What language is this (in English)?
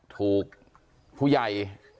Thai